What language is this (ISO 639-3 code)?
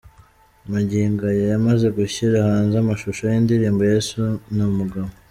kin